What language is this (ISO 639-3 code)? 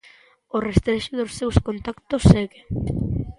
glg